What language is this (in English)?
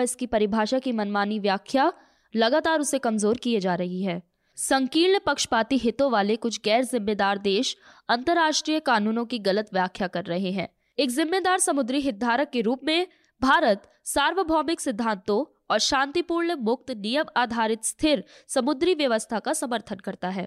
Hindi